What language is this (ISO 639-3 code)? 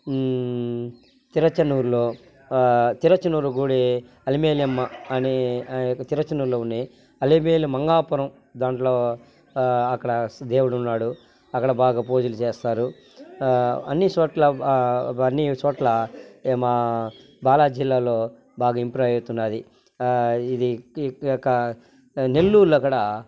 tel